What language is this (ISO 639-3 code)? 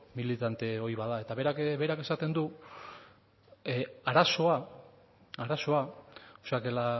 eus